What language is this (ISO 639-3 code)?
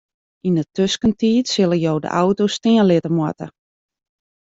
fry